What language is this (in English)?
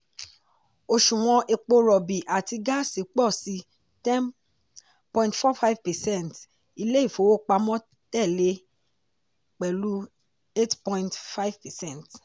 Yoruba